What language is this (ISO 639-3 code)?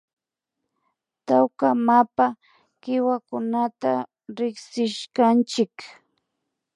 qvi